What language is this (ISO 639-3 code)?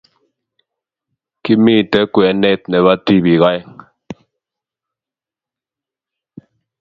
kln